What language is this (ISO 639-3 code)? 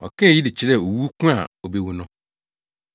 aka